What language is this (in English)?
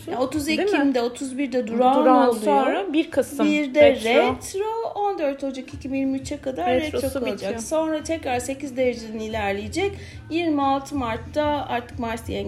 Turkish